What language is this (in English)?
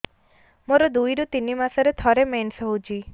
Odia